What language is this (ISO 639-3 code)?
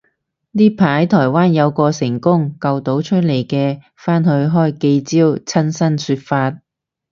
yue